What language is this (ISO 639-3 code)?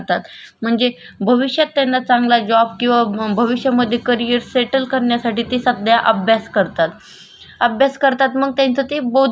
mar